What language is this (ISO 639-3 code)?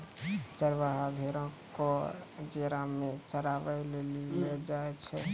mai